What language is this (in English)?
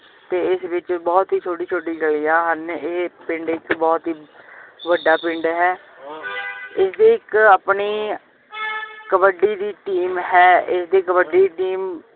Punjabi